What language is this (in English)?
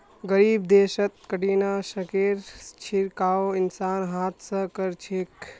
Magahi